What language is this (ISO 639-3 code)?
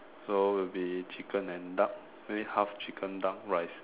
eng